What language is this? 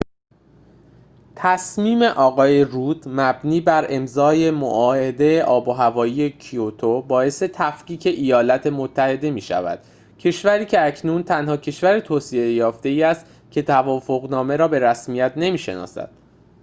Persian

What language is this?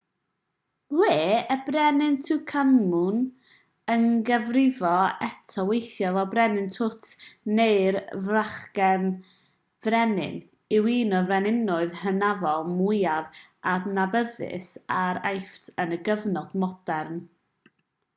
Welsh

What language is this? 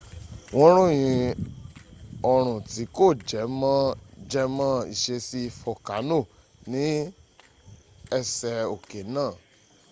Yoruba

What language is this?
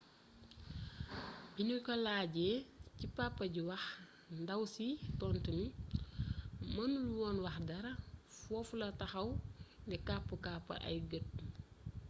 Wolof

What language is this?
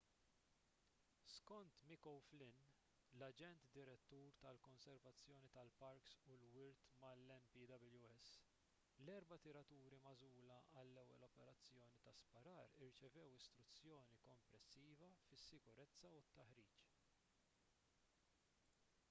Maltese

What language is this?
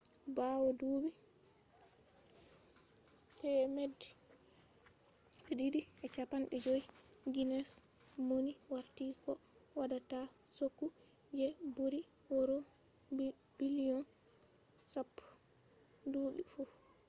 Fula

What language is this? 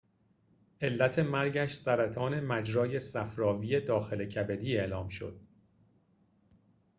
Persian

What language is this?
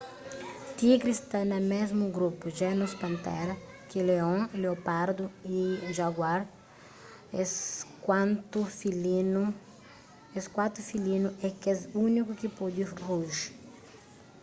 Kabuverdianu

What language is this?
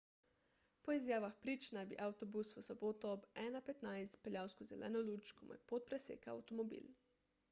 Slovenian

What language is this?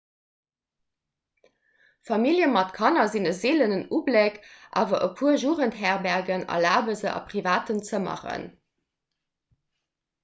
Luxembourgish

